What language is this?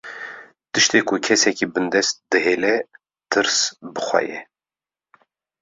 Kurdish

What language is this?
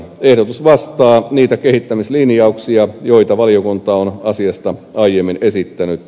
Finnish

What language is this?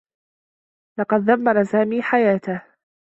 Arabic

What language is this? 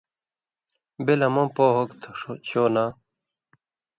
Indus Kohistani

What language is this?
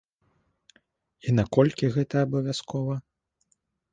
Belarusian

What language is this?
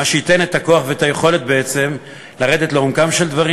Hebrew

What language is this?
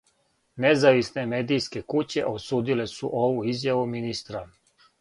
Serbian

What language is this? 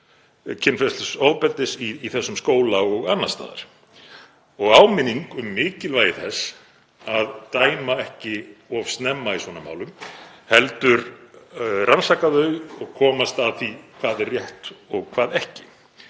Icelandic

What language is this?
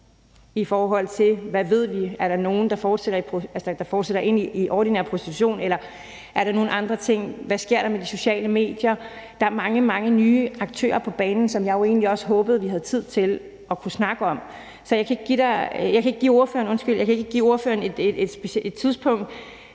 Danish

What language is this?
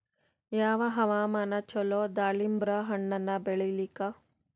Kannada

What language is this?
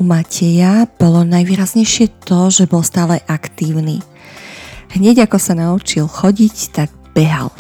Slovak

